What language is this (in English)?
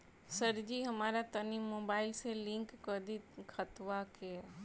Bhojpuri